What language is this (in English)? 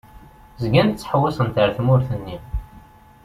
Kabyle